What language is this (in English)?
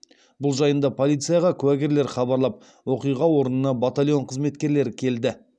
Kazakh